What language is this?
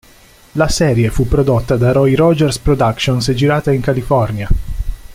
Italian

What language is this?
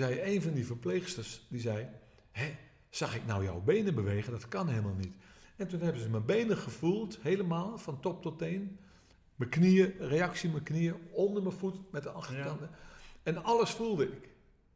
Dutch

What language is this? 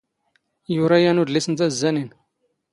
Standard Moroccan Tamazight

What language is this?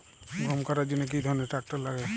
Bangla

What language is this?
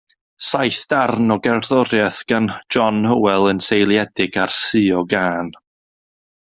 Welsh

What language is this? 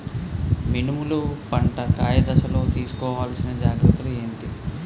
Telugu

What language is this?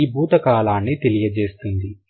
Telugu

